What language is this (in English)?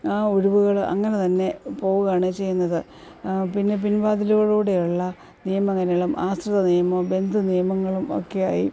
Malayalam